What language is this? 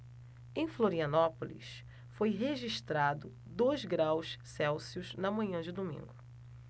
Portuguese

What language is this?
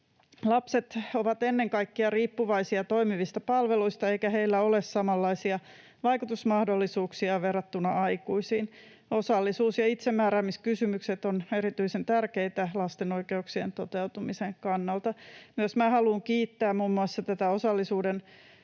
Finnish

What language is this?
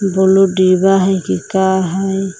Magahi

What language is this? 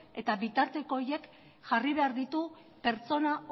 Basque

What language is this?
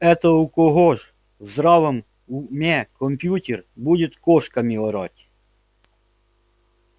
Russian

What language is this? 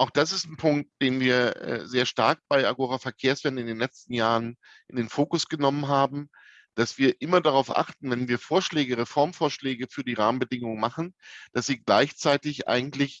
German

